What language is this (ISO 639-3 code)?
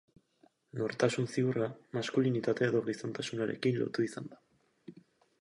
eus